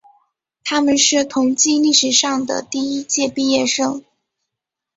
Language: Chinese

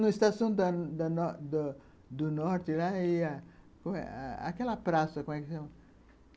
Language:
Portuguese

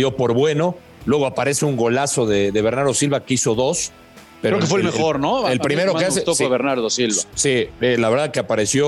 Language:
Spanish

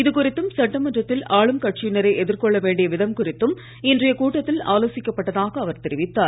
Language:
Tamil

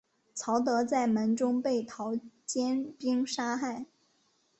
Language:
Chinese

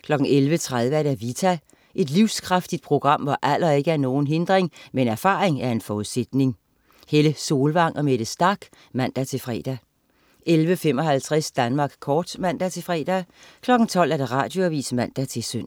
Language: Danish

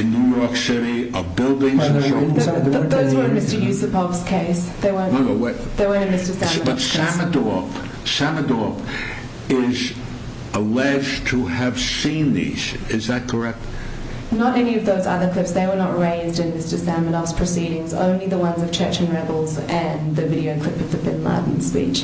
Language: English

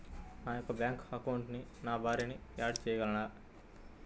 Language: Telugu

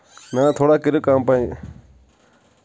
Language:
Kashmiri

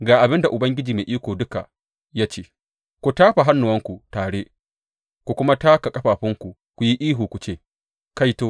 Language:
Hausa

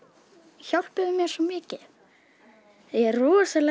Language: Icelandic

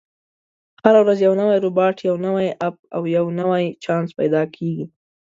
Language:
Pashto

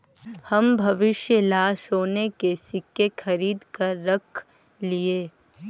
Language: Magahi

